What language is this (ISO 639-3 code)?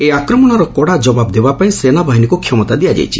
ori